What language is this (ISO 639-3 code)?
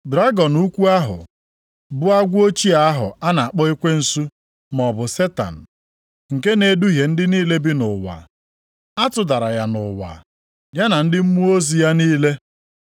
ibo